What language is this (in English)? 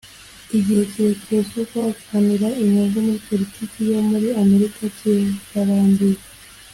Kinyarwanda